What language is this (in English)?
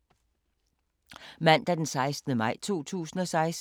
Danish